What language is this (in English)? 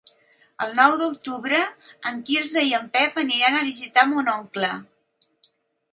Catalan